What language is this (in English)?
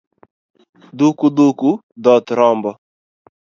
Luo (Kenya and Tanzania)